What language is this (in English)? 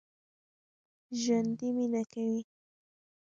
Pashto